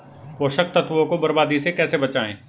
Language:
Hindi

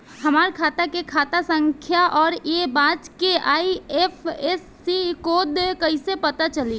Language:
Bhojpuri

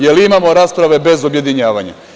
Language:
Serbian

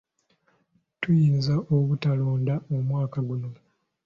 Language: Ganda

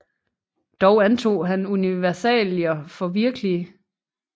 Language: Danish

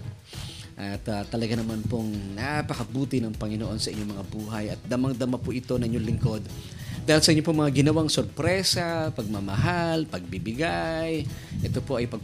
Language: Filipino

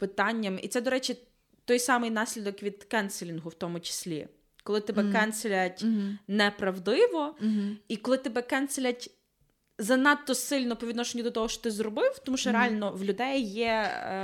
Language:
Ukrainian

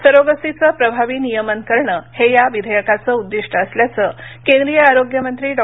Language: Marathi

